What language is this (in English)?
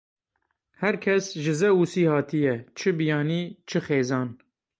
Kurdish